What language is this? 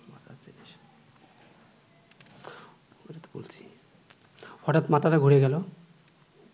Bangla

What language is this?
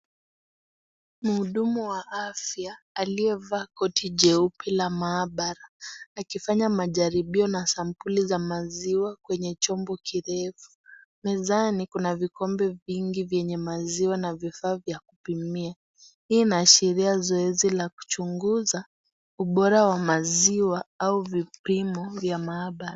Swahili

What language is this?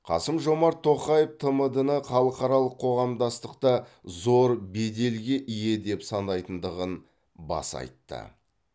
Kazakh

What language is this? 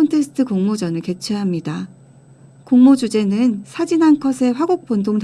Korean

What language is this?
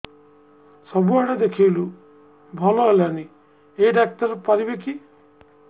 Odia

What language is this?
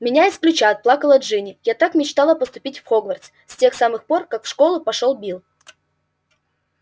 Russian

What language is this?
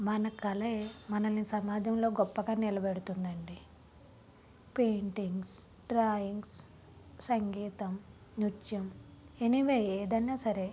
Telugu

